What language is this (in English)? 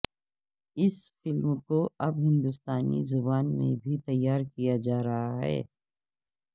Urdu